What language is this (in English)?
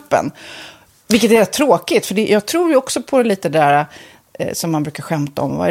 Swedish